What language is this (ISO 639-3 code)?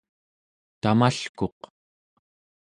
esu